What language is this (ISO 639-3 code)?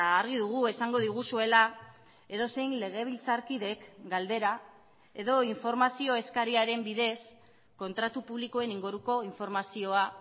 eus